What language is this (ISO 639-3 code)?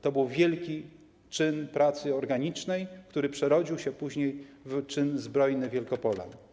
pol